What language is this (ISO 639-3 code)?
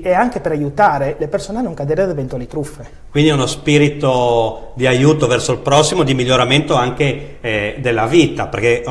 ita